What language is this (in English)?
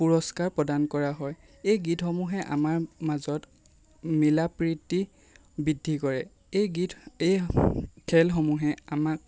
Assamese